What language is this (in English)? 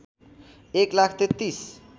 Nepali